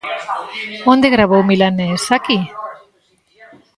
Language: Galician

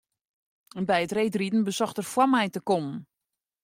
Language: Western Frisian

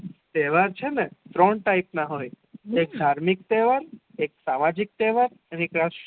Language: Gujarati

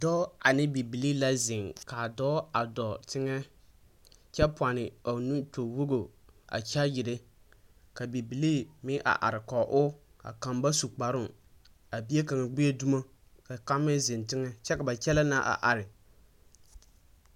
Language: Southern Dagaare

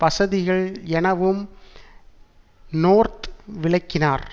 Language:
Tamil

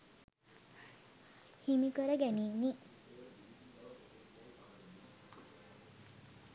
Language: Sinhala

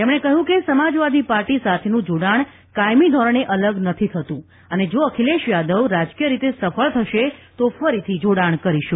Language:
Gujarati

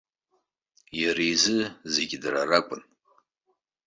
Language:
Abkhazian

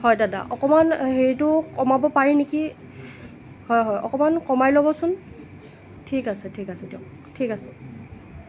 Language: Assamese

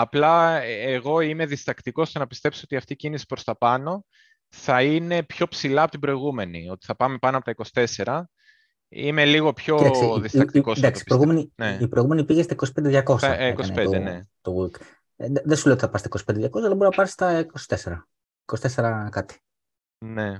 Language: Greek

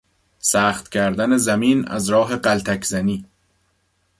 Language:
Persian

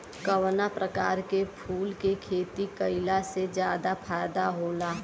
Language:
Bhojpuri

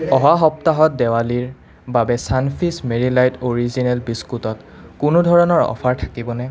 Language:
Assamese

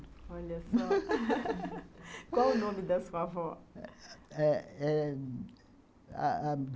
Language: Portuguese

